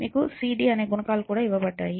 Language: Telugu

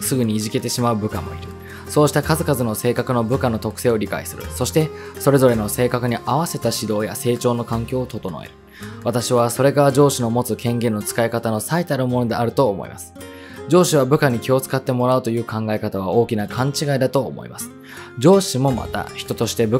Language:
Japanese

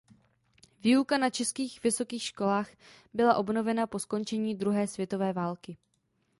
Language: Czech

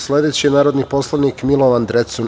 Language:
Serbian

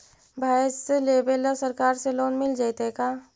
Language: Magahi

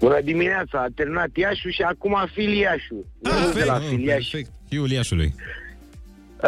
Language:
Romanian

